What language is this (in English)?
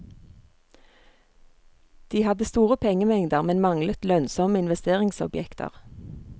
Norwegian